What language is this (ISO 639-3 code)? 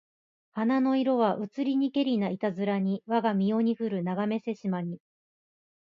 jpn